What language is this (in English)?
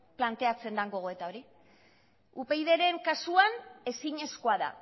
Basque